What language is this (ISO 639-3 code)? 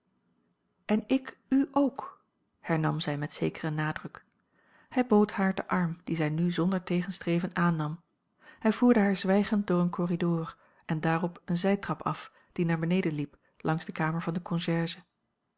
nld